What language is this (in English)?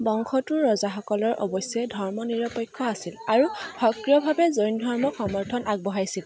Assamese